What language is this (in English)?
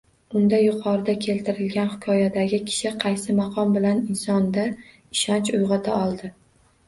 Uzbek